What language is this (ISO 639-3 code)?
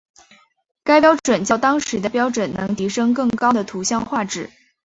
zho